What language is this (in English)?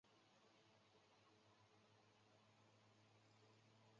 Chinese